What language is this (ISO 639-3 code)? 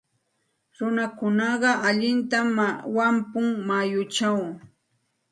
qxt